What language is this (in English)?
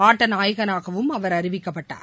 Tamil